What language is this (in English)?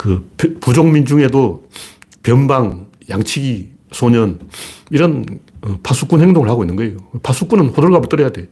Korean